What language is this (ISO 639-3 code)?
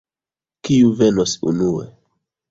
epo